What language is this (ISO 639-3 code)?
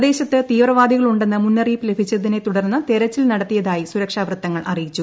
mal